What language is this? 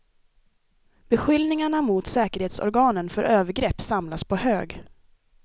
Swedish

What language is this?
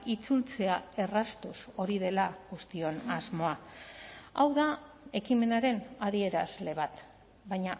Basque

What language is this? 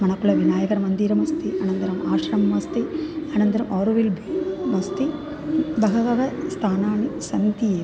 Sanskrit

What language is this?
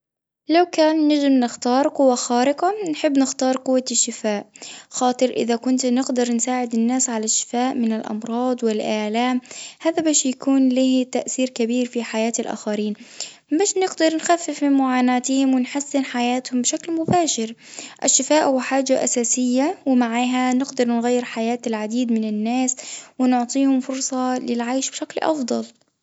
Tunisian Arabic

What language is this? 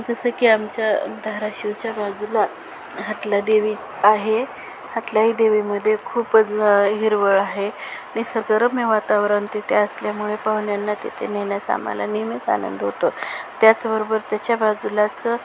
Marathi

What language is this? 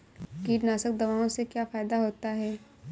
Hindi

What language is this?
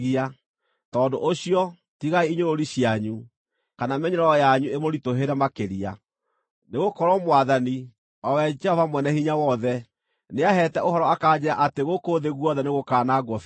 Kikuyu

